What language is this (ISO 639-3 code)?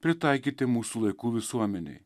lit